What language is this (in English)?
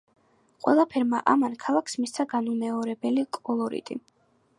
Georgian